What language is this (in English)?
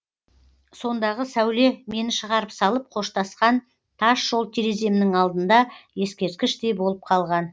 Kazakh